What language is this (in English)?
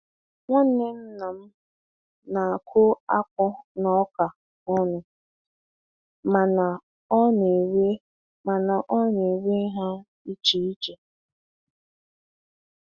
Igbo